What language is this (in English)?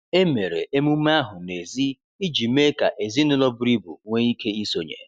Igbo